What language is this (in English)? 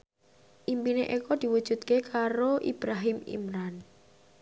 Javanese